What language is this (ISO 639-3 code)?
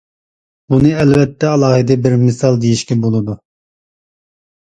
uig